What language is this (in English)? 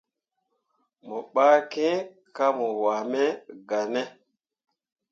Mundang